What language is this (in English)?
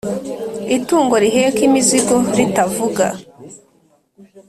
Kinyarwanda